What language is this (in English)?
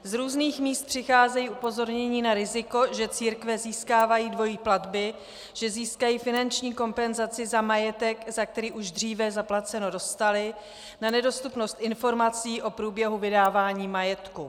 Czech